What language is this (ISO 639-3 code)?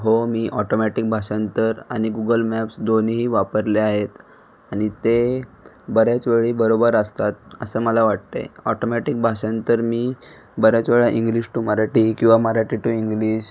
mar